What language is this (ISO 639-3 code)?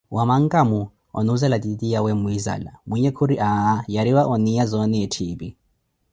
eko